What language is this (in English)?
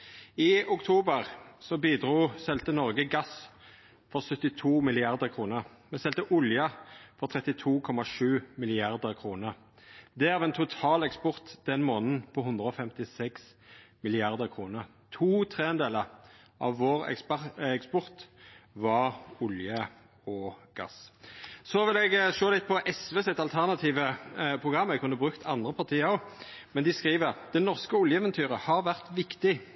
Norwegian Nynorsk